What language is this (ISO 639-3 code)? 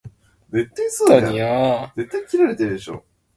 jpn